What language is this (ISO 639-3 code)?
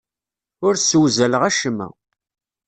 kab